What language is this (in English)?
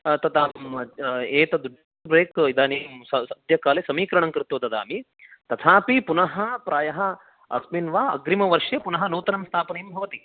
Sanskrit